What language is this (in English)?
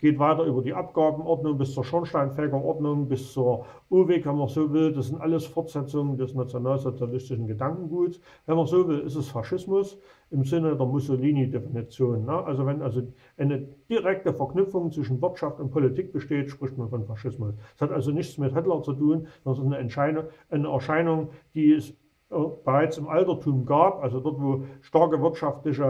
German